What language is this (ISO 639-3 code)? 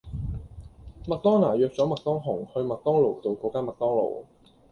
yue